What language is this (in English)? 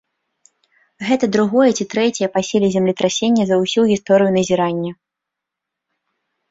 Belarusian